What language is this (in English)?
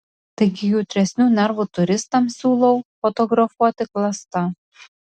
Lithuanian